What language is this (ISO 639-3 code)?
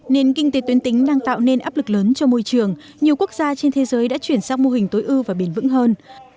vie